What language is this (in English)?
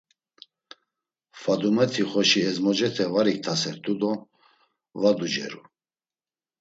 Laz